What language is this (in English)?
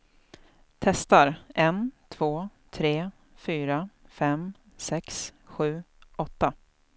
Swedish